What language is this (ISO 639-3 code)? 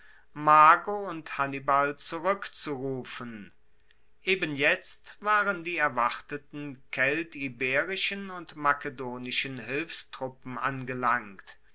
deu